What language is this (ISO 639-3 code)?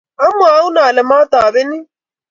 kln